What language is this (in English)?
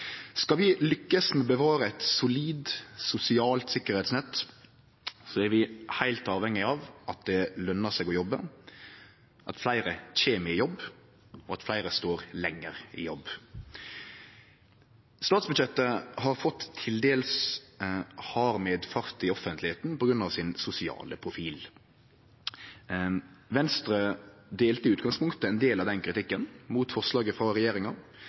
Norwegian Nynorsk